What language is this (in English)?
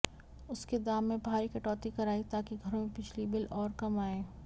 Hindi